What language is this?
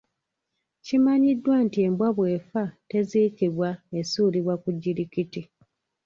Ganda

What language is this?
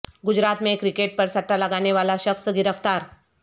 Urdu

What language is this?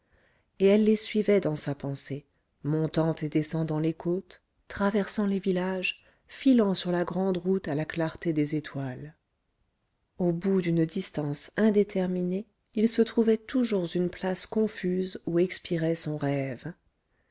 French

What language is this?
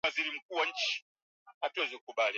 Swahili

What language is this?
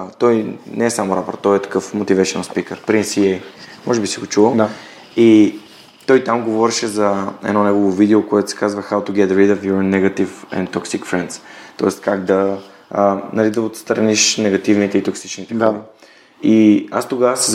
Bulgarian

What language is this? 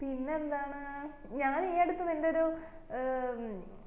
Malayalam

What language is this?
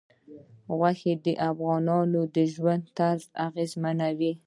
Pashto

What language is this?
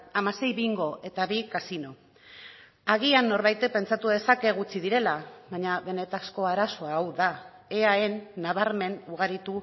Basque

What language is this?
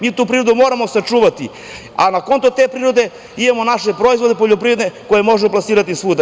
Serbian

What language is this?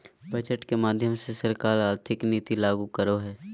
Magahi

